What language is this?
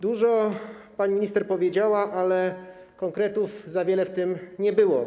Polish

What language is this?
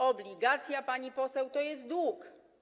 Polish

